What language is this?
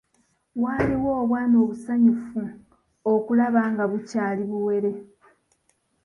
Ganda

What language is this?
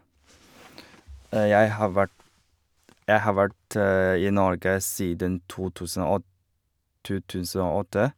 Norwegian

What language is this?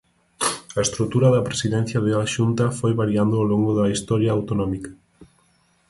Galician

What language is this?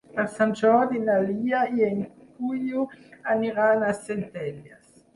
Catalan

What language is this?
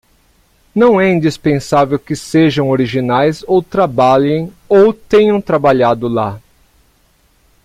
Portuguese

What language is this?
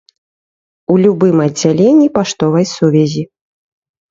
Belarusian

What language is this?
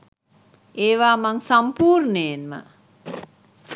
Sinhala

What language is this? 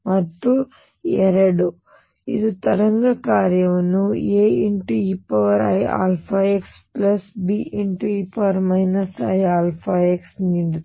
Kannada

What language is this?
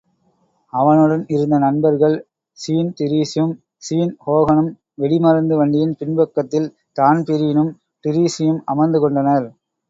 Tamil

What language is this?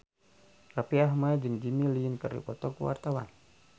Sundanese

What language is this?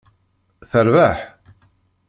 Kabyle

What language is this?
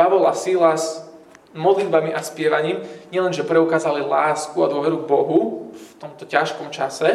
Slovak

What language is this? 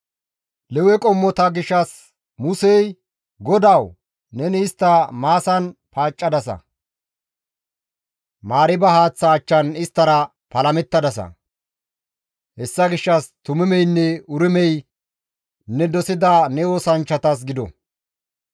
Gamo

